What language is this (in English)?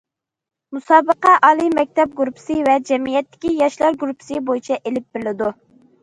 Uyghur